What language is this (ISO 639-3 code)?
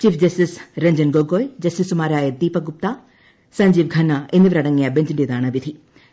mal